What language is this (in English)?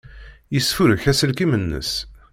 Kabyle